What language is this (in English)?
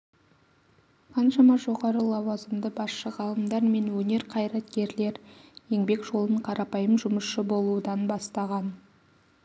Kazakh